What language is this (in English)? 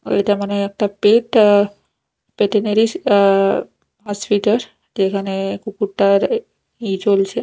Bangla